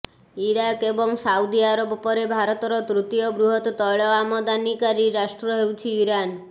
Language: Odia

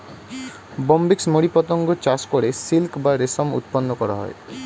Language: Bangla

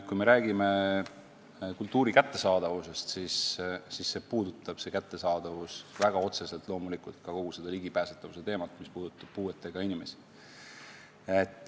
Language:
Estonian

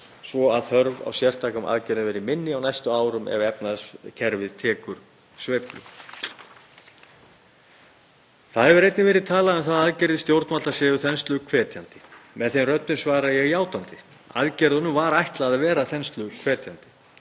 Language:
Icelandic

